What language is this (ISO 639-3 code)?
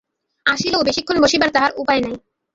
ben